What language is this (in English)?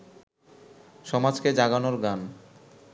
Bangla